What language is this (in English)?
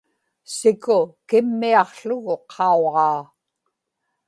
Inupiaq